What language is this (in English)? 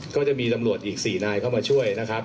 Thai